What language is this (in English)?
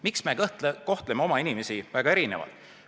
Estonian